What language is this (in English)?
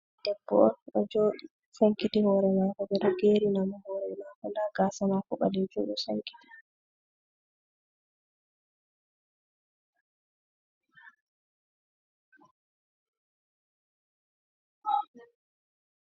Fula